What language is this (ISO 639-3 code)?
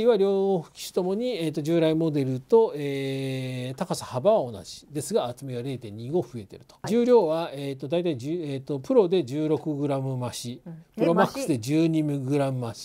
jpn